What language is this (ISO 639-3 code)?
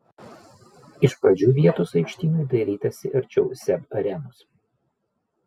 lit